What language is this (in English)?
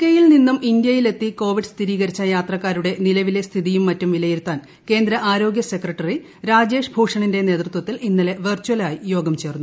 Malayalam